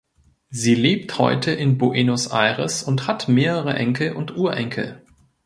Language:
German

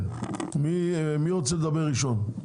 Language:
Hebrew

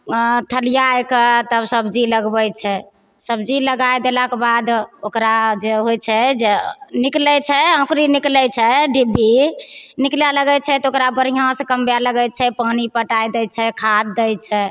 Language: Maithili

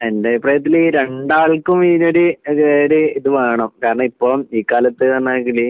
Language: Malayalam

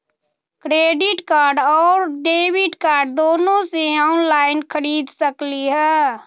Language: Magahi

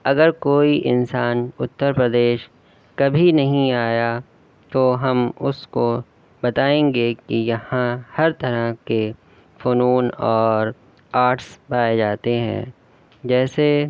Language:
Urdu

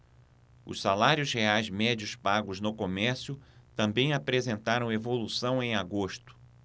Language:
Portuguese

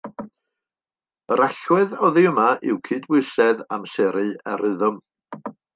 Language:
Welsh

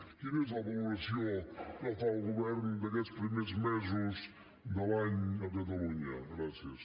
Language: Catalan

